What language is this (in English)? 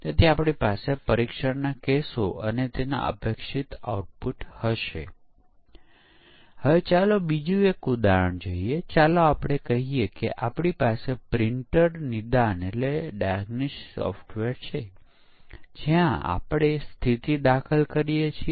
Gujarati